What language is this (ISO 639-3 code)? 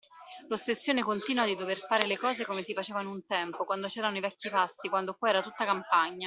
ita